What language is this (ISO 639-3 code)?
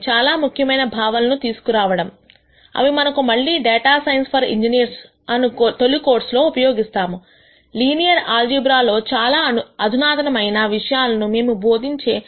tel